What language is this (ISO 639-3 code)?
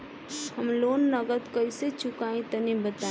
bho